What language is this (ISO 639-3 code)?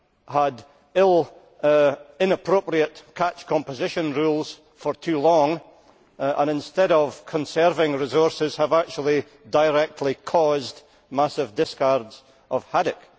eng